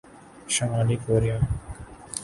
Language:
Urdu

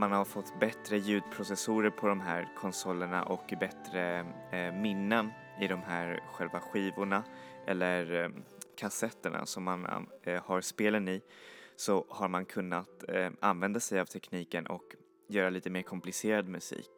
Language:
Swedish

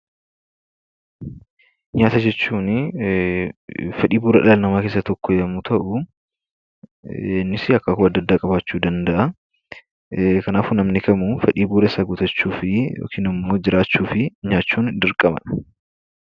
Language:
Oromo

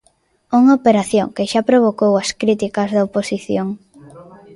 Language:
Galician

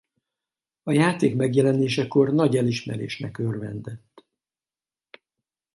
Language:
Hungarian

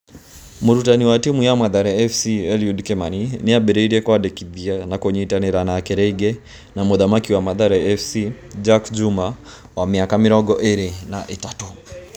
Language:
Kikuyu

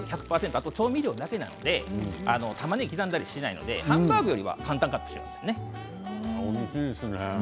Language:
Japanese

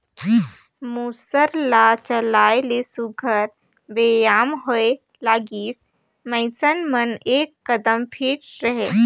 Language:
Chhattisgarhi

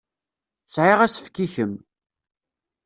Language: Kabyle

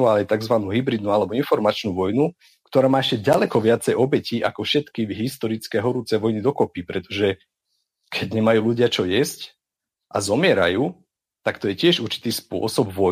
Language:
Slovak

